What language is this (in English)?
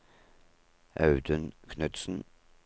Norwegian